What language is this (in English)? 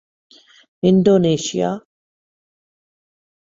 Urdu